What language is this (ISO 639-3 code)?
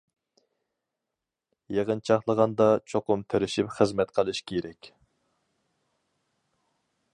uig